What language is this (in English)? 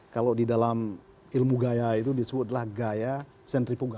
Indonesian